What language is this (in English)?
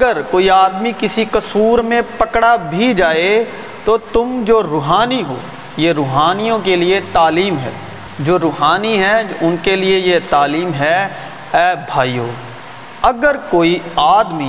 Urdu